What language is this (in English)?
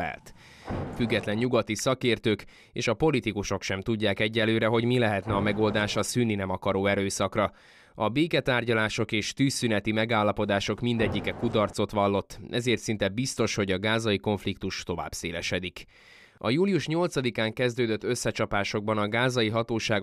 Hungarian